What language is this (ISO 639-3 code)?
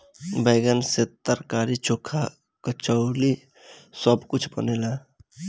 bho